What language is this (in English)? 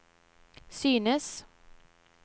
Norwegian